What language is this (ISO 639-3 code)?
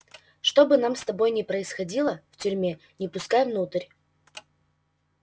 rus